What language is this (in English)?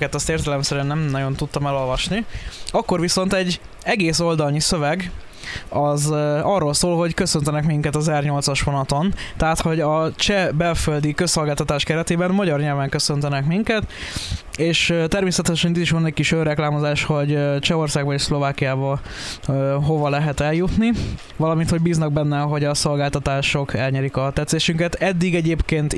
Hungarian